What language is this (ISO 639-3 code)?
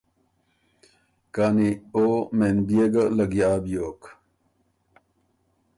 oru